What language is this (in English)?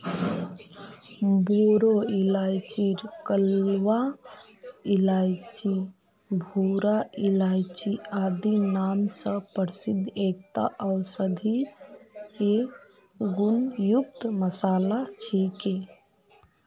Magahi